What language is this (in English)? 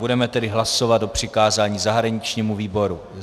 Czech